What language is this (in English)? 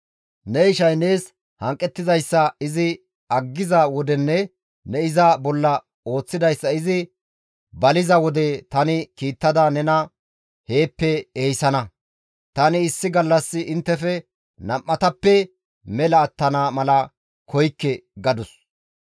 Gamo